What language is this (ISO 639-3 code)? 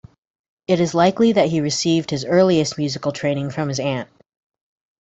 eng